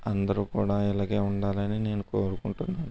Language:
Telugu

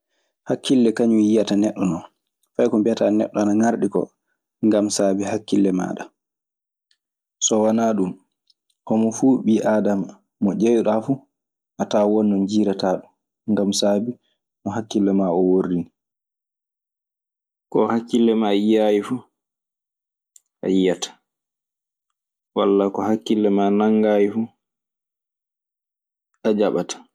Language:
Maasina Fulfulde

